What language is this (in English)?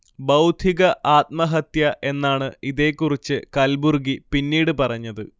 Malayalam